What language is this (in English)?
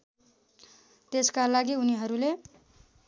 Nepali